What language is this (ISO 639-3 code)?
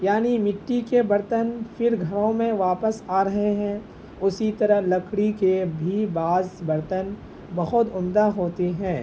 urd